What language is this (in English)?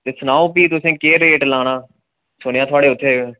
Dogri